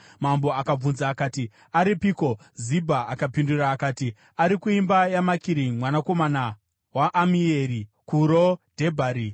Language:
Shona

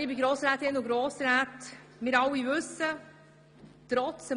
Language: Swiss German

